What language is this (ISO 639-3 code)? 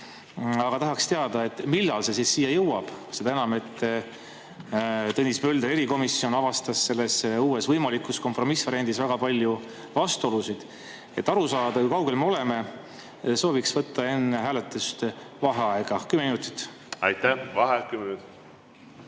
est